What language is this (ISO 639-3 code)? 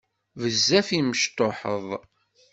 kab